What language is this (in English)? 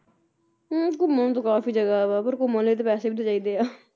Punjabi